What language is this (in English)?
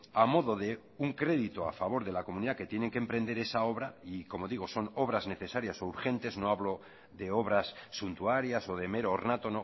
Spanish